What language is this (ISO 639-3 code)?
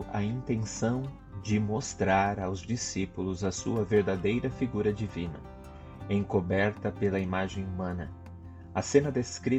por